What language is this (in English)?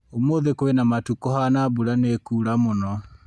Kikuyu